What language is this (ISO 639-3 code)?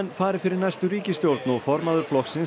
isl